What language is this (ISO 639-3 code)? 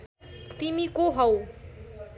nep